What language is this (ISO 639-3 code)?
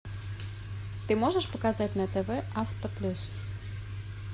rus